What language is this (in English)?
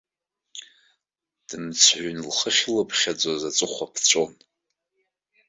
Abkhazian